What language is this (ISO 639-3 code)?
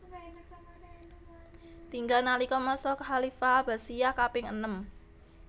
jav